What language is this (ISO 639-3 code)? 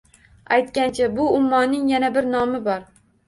uzb